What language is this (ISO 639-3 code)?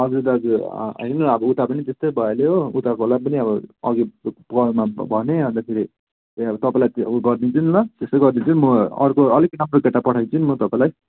nep